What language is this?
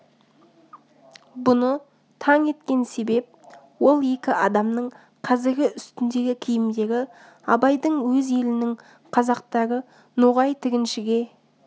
Kazakh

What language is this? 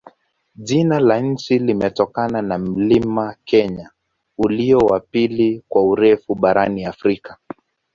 Swahili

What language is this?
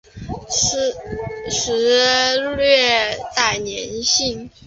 Chinese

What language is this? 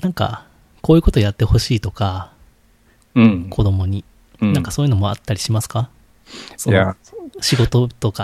Japanese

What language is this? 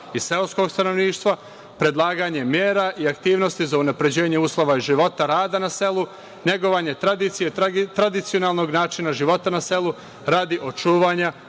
Serbian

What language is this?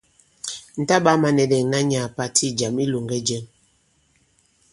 Bankon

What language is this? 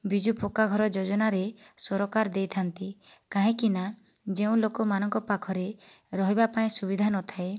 Odia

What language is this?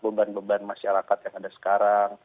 Indonesian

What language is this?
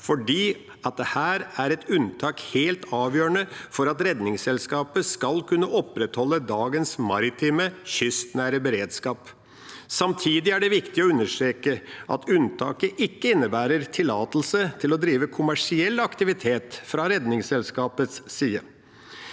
Norwegian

